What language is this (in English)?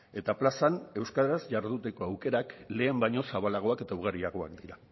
Basque